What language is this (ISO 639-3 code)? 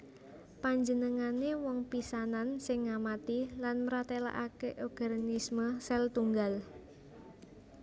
jav